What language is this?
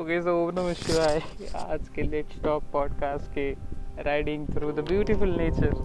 Marathi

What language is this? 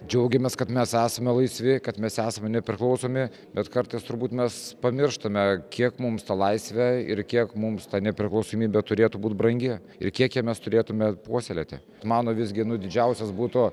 Lithuanian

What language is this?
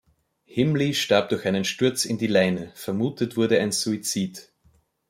German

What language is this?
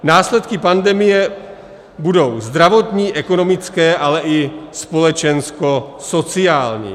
Czech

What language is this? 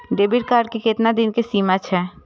Maithili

